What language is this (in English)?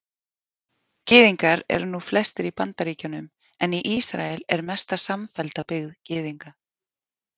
Icelandic